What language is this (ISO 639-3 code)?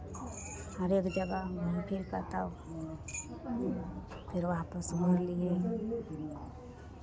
mai